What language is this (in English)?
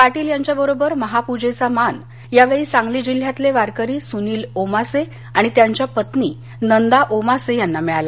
Marathi